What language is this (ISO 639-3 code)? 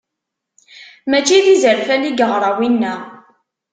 kab